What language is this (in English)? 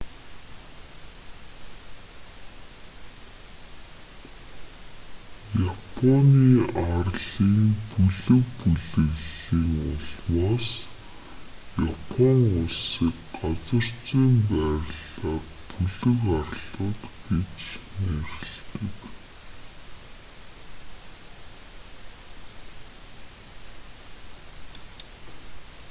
Mongolian